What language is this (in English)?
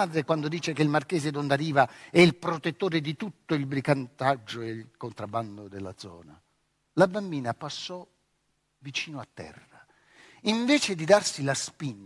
Italian